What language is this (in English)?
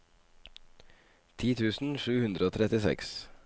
Norwegian